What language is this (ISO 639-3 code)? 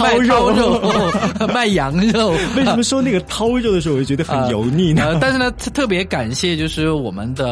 zho